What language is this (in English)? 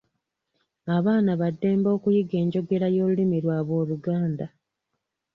Ganda